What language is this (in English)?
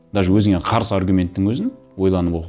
Kazakh